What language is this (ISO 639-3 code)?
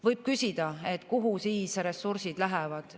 est